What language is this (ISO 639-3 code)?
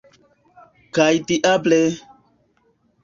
epo